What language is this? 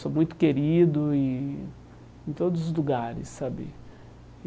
Portuguese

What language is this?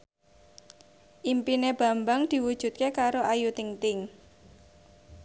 Javanese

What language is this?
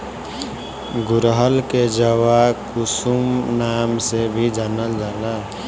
Bhojpuri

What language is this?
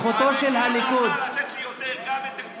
Hebrew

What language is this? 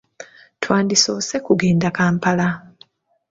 Ganda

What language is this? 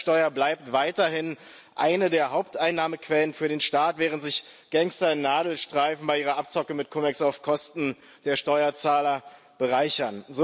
German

